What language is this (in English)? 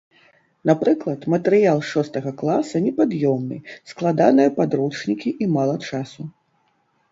Belarusian